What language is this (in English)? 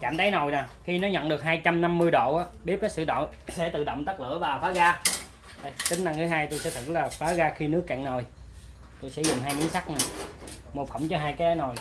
Vietnamese